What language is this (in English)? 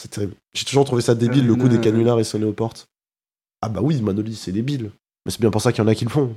French